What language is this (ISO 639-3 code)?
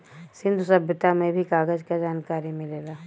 bho